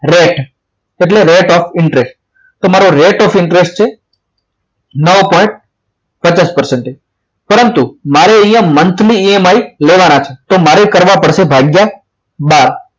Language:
Gujarati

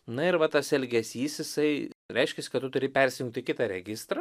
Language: Lithuanian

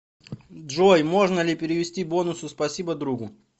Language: Russian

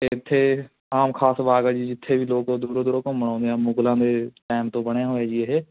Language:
Punjabi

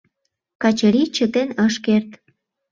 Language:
Mari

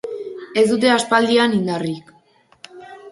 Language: Basque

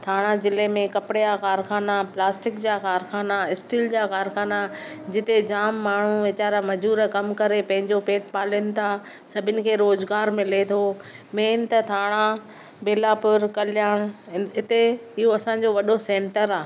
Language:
Sindhi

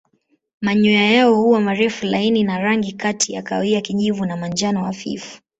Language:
Swahili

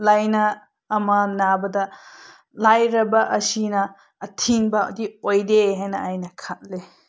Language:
Manipuri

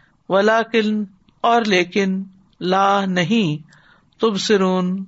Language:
Urdu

